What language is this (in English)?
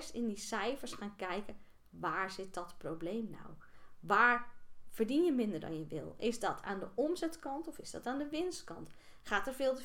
Dutch